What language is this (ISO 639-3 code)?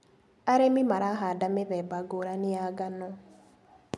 kik